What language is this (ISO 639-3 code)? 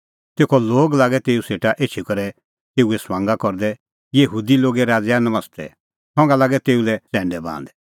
kfx